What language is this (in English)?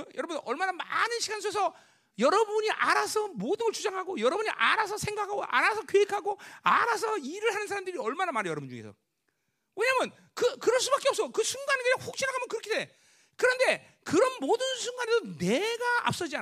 Korean